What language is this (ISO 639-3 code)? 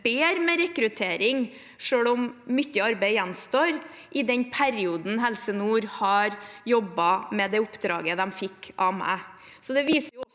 nor